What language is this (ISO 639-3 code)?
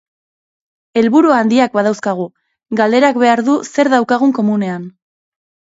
eus